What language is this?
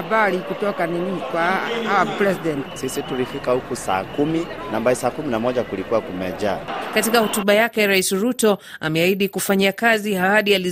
Swahili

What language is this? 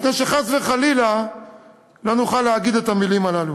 Hebrew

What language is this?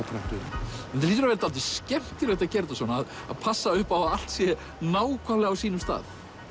Icelandic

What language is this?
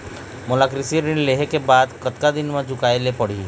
Chhattisgarhi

